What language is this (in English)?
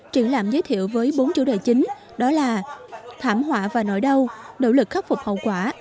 Vietnamese